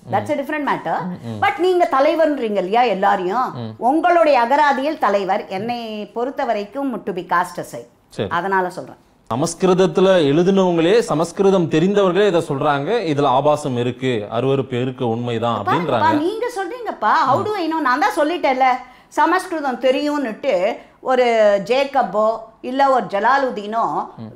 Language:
Hindi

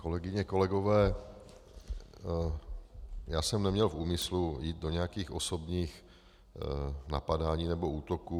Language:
Czech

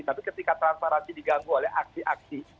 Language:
Indonesian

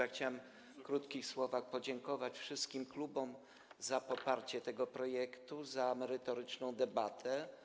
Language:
Polish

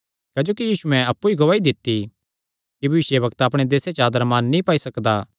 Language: Kangri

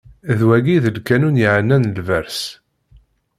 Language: Kabyle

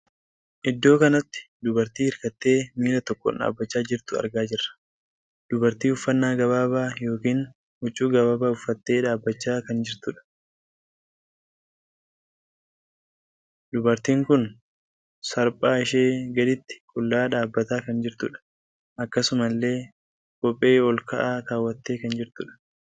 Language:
Oromo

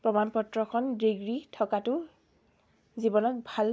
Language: Assamese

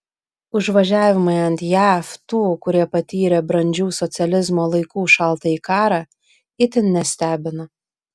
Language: Lithuanian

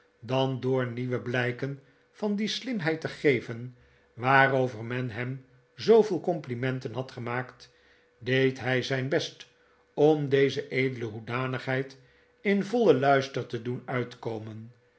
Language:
Dutch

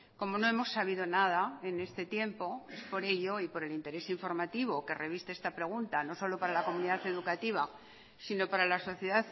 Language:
Spanish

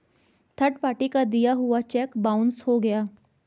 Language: Hindi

